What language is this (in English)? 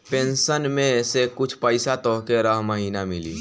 Bhojpuri